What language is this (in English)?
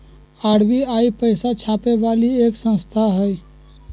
Magahi